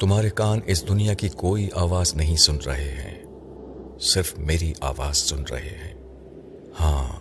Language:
Urdu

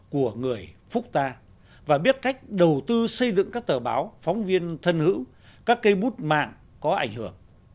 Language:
Vietnamese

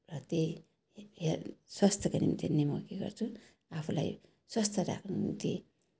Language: Nepali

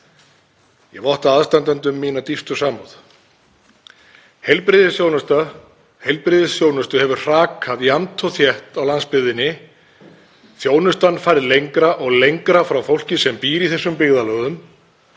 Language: Icelandic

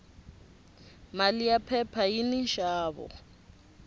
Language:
Tsonga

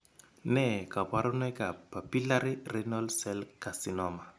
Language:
Kalenjin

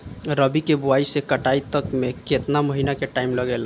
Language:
Bhojpuri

